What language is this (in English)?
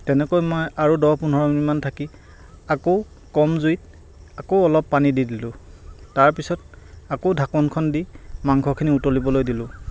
Assamese